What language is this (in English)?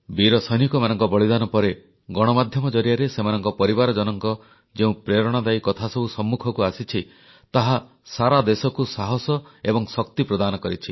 Odia